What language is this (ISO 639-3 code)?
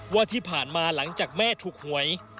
tha